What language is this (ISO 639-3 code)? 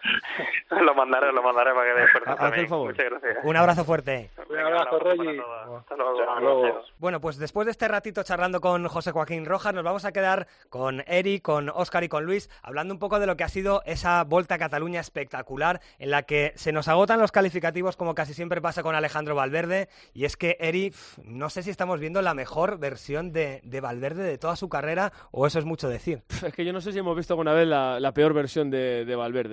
spa